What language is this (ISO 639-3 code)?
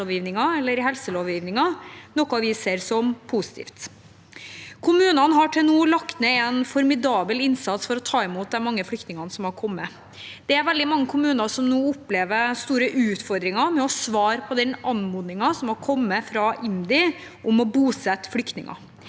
nor